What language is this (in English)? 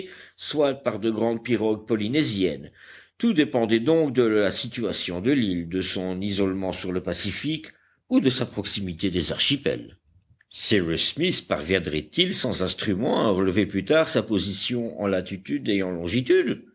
French